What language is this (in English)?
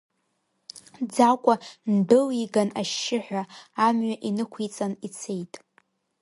Abkhazian